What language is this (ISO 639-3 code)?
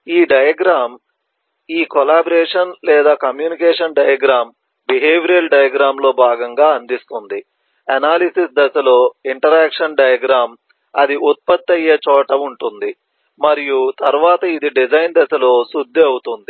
tel